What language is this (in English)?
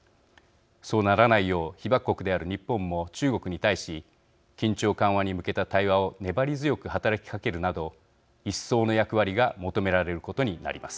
Japanese